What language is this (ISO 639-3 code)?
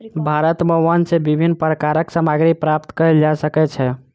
mai